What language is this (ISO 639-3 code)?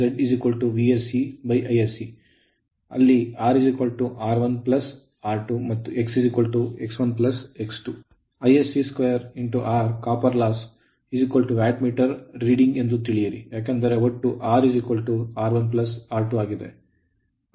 kan